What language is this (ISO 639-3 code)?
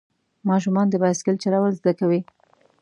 pus